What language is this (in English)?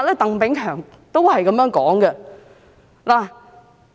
Cantonese